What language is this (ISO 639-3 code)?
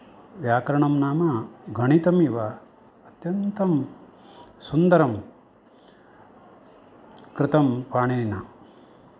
san